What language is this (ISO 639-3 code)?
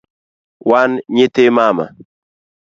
luo